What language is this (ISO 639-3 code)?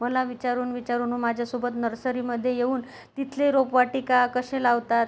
mar